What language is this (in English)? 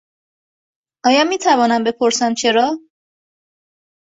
Persian